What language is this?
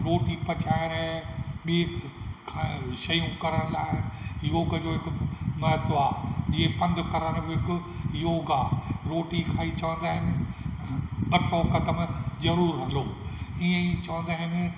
Sindhi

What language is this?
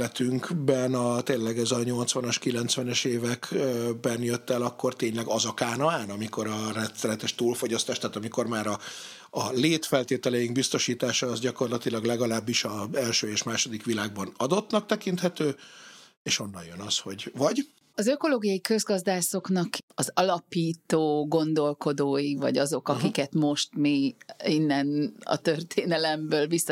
Hungarian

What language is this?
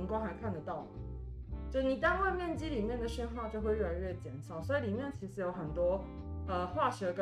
Chinese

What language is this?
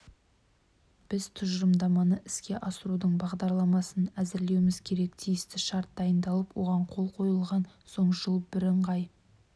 Kazakh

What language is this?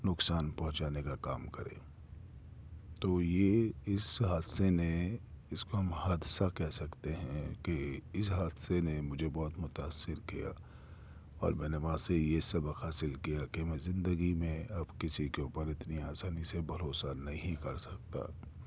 Urdu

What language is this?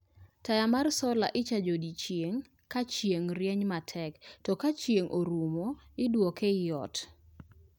Luo (Kenya and Tanzania)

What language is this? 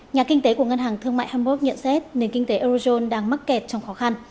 Vietnamese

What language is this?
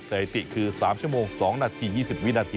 Thai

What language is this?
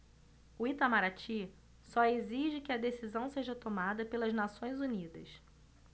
Portuguese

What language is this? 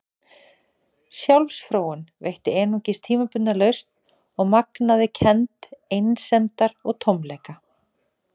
Icelandic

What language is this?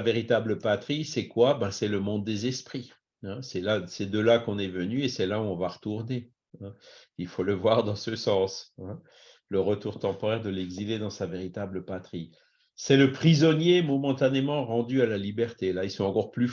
French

